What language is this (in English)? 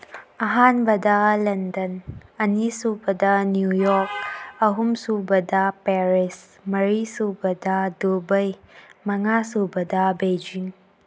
Manipuri